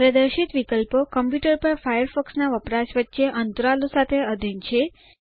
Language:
Gujarati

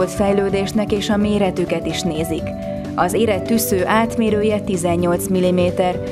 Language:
Hungarian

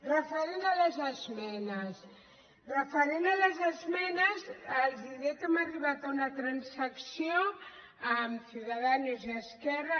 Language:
Catalan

